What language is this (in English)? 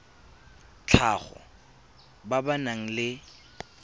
Tswana